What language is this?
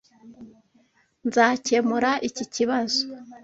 Kinyarwanda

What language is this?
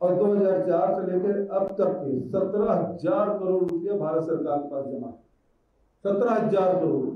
Hindi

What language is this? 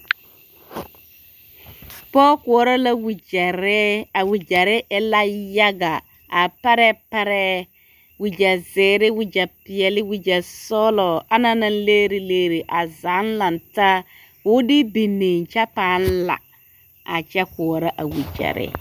Southern Dagaare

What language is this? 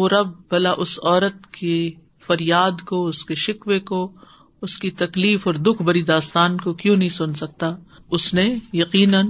Urdu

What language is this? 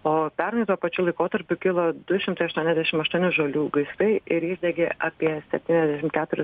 Lithuanian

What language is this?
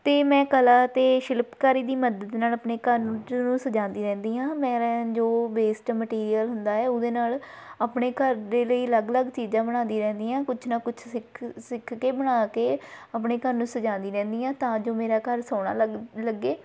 Punjabi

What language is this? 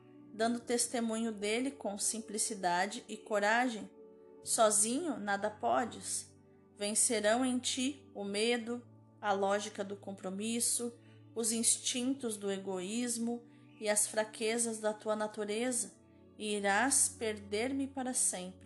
Portuguese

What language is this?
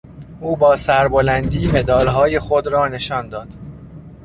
Persian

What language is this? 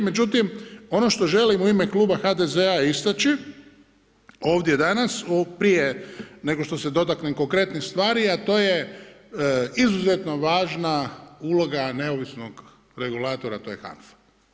Croatian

